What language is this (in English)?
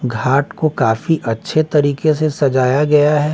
Hindi